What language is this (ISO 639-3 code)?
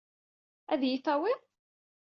kab